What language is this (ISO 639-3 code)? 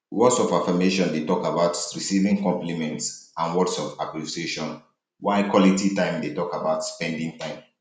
pcm